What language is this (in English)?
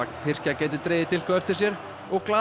Icelandic